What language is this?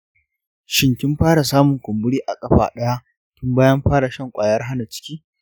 Hausa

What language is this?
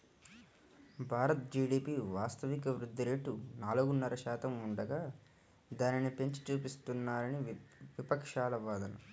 Telugu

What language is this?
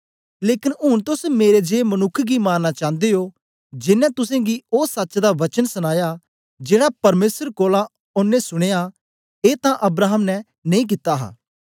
Dogri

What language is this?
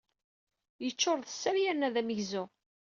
Kabyle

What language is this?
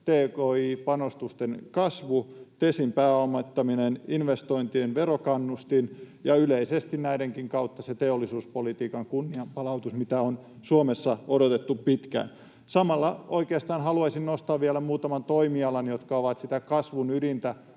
Finnish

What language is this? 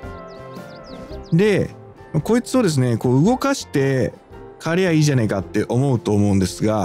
Japanese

